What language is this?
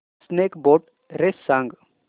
Marathi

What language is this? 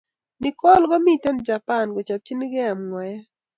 Kalenjin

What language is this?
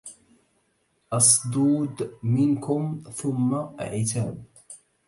Arabic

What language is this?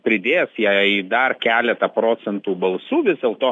Lithuanian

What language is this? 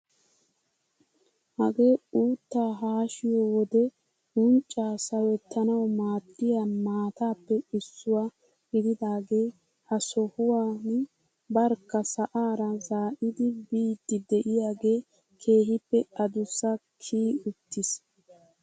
Wolaytta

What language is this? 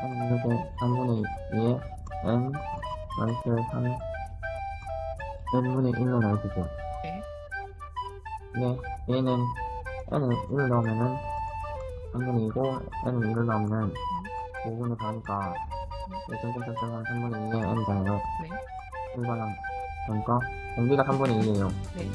Korean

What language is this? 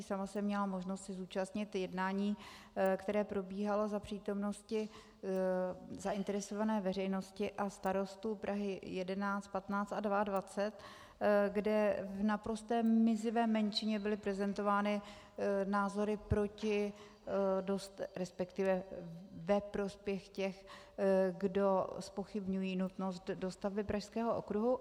Czech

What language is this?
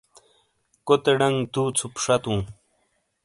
Shina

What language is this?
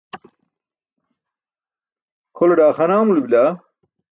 Burushaski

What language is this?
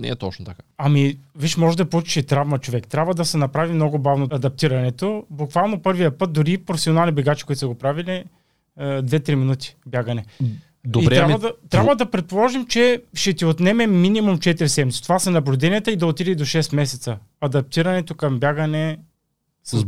Bulgarian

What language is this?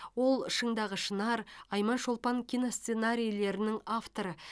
Kazakh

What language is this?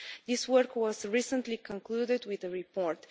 English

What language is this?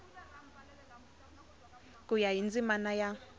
Tsonga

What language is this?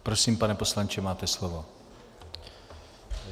Czech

